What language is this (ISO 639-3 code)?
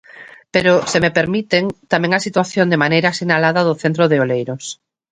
glg